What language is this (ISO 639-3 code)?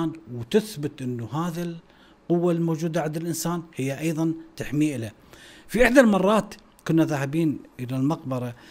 ara